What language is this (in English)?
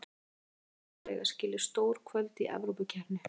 Icelandic